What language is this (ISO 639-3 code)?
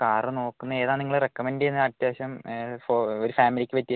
mal